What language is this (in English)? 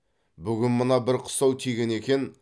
Kazakh